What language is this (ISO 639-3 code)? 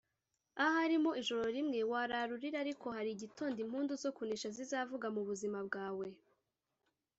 kin